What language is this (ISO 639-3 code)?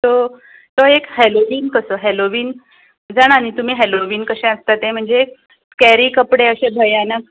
kok